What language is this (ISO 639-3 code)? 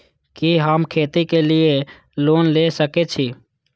mai